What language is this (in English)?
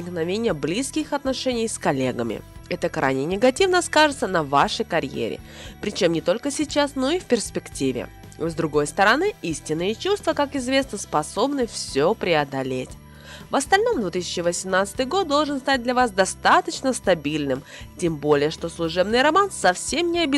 Russian